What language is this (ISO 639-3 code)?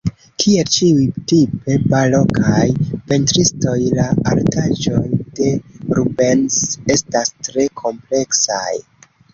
epo